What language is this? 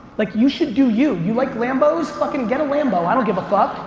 English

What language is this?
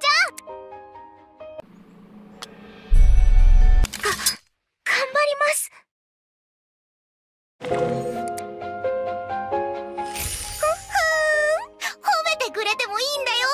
Japanese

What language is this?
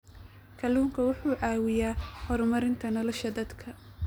Somali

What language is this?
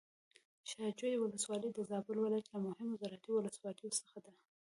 Pashto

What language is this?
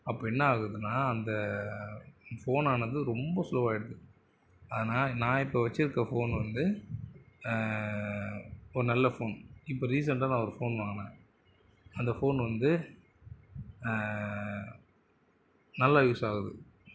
Tamil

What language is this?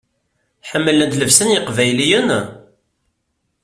Kabyle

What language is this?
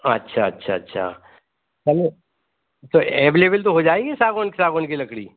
Hindi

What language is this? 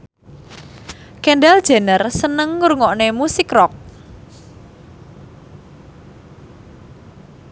Javanese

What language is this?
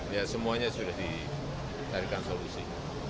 Indonesian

